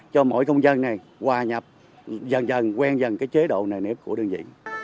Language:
Vietnamese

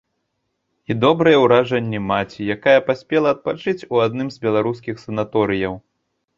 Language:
Belarusian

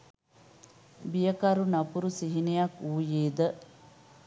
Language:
Sinhala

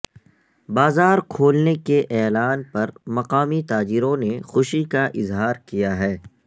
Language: Urdu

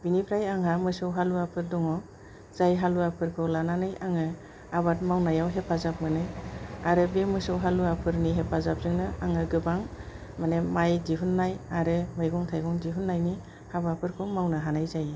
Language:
Bodo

